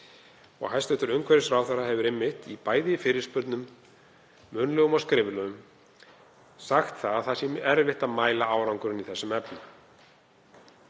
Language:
Icelandic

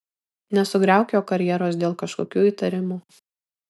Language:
Lithuanian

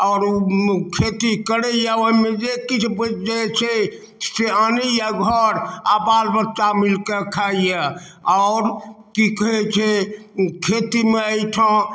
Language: Maithili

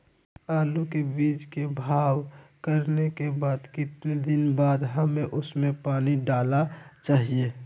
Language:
Magahi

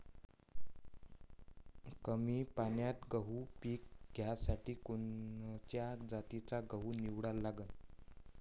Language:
Marathi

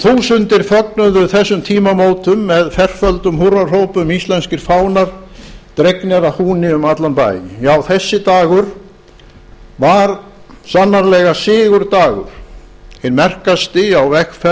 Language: Icelandic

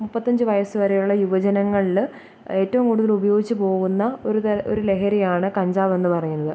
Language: Malayalam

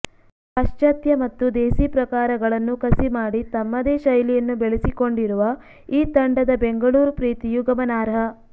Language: Kannada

